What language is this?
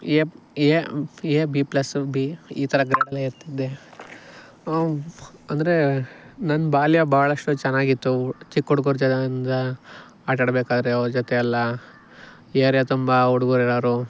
Kannada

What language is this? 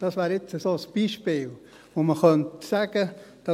Swiss German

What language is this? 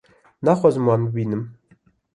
Kurdish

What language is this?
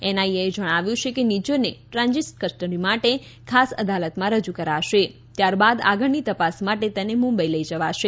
Gujarati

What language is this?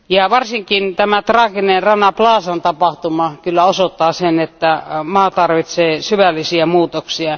Finnish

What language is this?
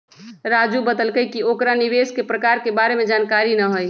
Magahi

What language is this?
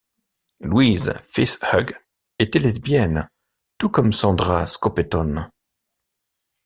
French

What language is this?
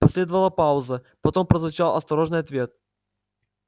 Russian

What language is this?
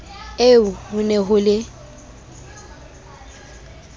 Southern Sotho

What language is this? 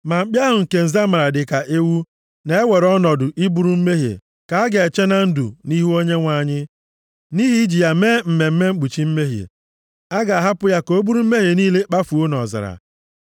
Igbo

